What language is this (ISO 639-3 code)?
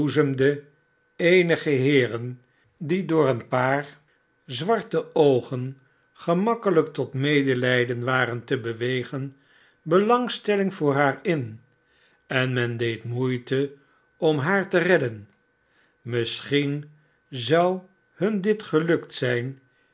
nld